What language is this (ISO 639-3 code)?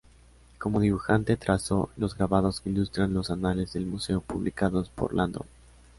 spa